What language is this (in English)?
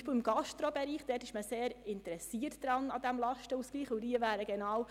Swiss German